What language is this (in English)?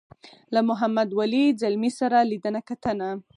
Pashto